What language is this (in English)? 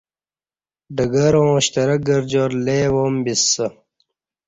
Kati